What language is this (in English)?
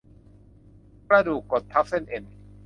Thai